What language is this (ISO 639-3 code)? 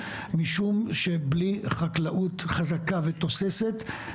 heb